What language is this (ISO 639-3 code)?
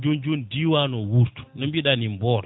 ful